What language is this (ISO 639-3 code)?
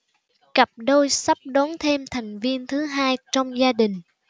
vie